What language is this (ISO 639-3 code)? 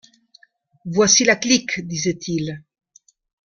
fra